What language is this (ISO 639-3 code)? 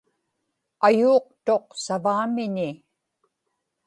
ipk